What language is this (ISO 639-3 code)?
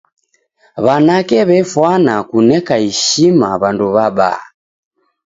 dav